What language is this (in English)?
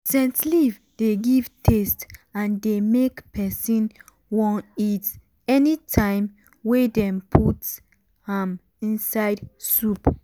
Nigerian Pidgin